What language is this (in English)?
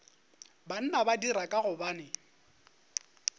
Northern Sotho